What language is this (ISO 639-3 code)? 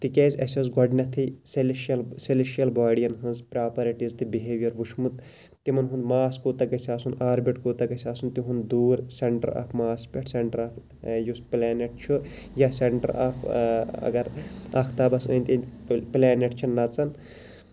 kas